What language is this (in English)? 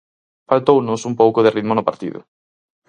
Galician